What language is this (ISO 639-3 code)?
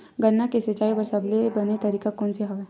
hne